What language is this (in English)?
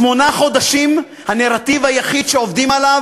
Hebrew